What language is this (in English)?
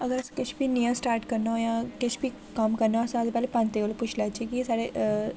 Dogri